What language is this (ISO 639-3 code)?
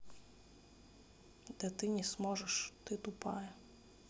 rus